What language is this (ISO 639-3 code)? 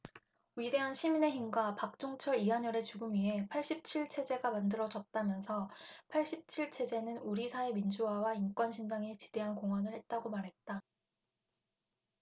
kor